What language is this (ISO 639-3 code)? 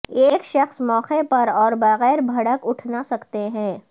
urd